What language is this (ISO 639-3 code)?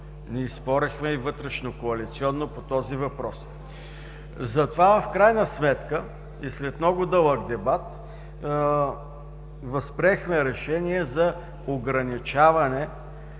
bul